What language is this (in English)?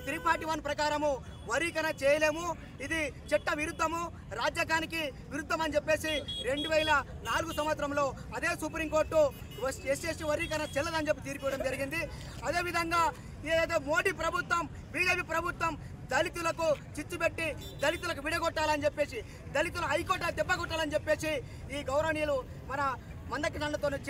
Telugu